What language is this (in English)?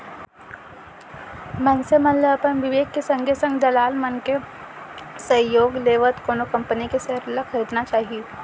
Chhattisgarhi